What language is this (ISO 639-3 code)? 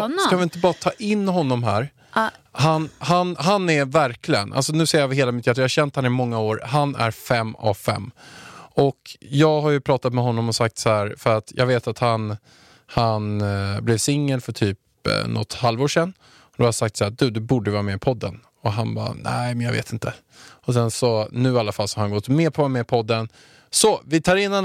swe